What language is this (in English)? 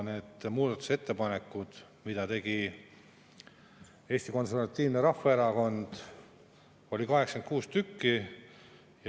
Estonian